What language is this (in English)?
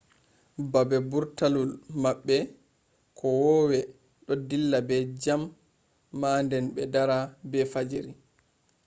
Fula